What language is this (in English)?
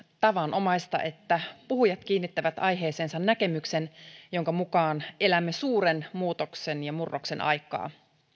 Finnish